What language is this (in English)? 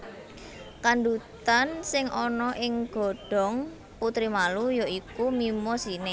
Javanese